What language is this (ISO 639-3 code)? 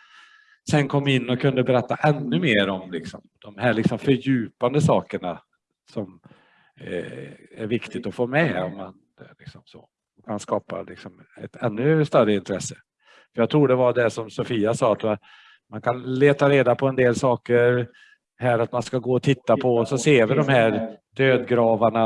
swe